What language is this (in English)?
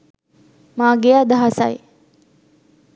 Sinhala